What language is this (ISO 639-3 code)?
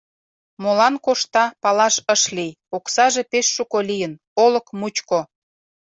chm